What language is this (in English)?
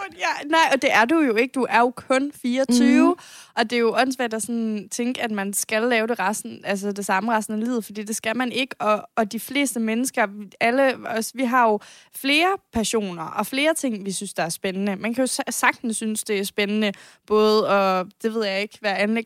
Danish